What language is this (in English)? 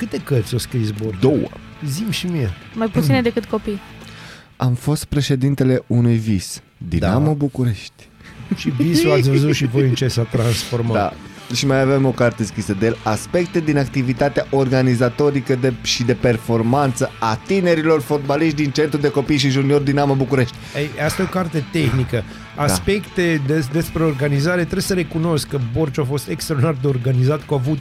Romanian